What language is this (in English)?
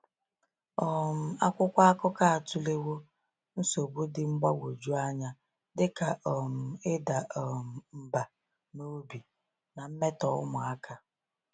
Igbo